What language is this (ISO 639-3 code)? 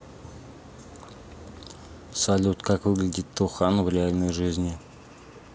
rus